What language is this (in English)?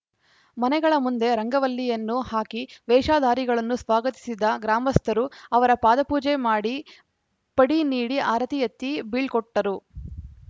Kannada